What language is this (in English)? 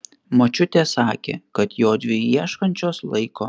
Lithuanian